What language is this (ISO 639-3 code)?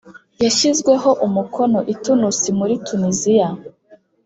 kin